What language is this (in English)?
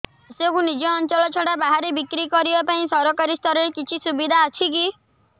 Odia